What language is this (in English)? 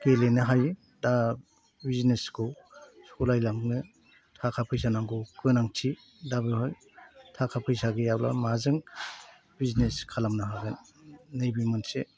Bodo